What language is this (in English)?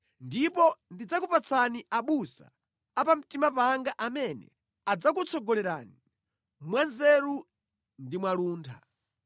Nyanja